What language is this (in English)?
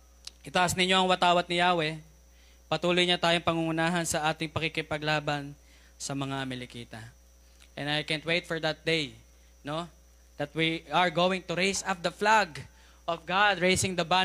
Filipino